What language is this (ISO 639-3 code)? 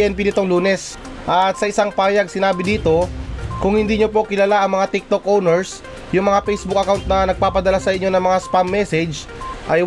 fil